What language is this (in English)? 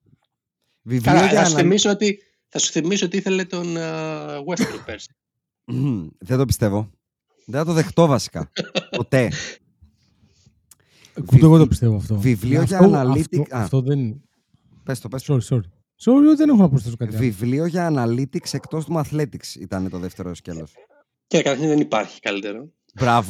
Greek